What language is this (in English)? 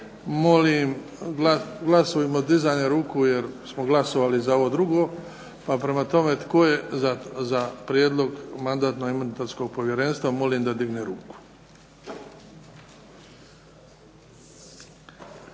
Croatian